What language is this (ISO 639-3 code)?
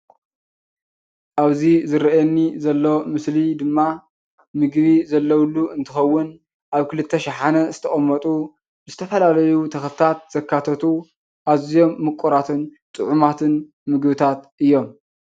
tir